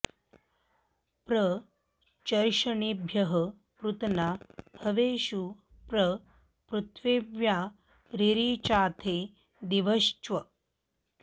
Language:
Sanskrit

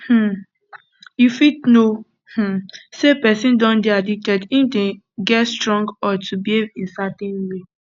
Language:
Nigerian Pidgin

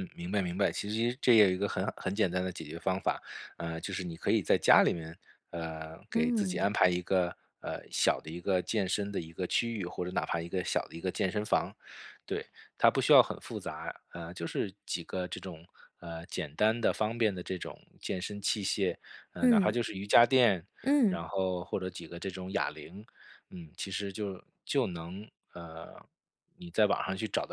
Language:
Chinese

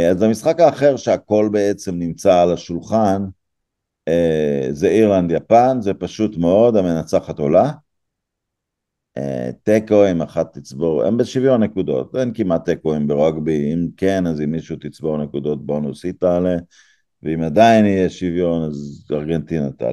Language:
Hebrew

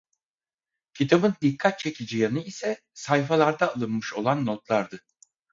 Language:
Turkish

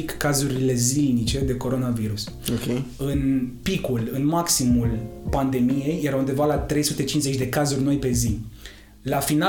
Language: Romanian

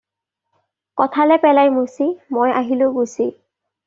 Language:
Assamese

